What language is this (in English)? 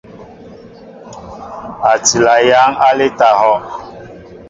Mbo (Cameroon)